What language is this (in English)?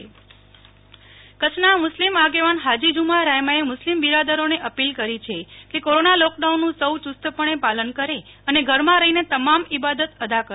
Gujarati